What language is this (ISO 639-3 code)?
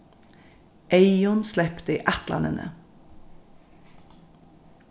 fao